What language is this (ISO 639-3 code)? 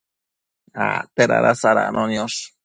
mcf